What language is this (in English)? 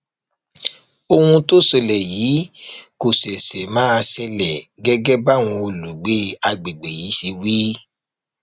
Yoruba